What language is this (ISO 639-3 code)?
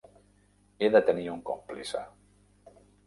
cat